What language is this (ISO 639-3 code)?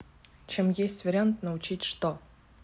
rus